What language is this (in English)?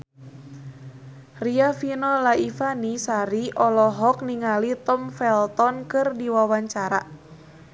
Sundanese